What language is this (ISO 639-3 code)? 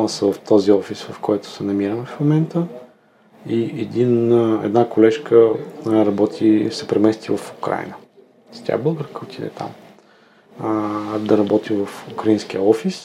bul